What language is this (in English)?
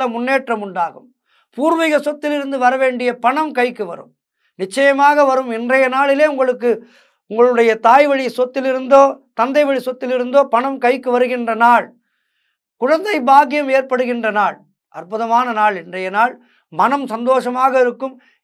Tamil